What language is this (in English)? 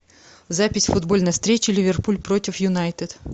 Russian